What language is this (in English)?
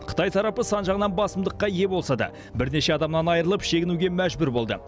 Kazakh